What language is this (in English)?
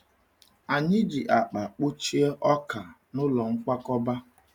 Igbo